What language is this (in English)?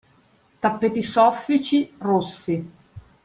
Italian